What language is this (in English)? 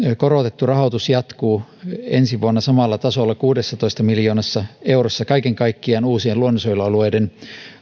Finnish